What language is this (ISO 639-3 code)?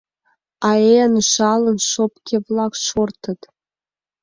chm